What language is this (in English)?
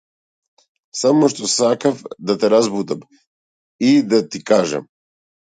Macedonian